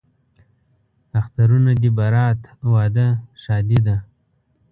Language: Pashto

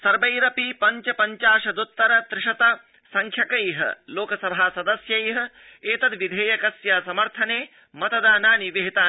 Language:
Sanskrit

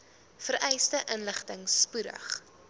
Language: Afrikaans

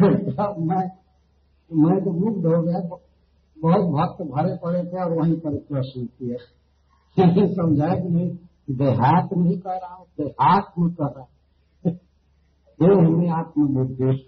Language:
Hindi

